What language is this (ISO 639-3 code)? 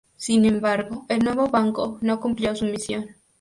spa